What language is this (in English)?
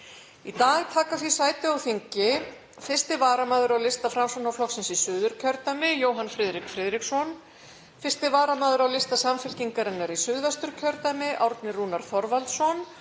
Icelandic